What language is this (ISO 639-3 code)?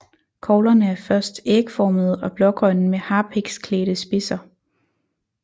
dan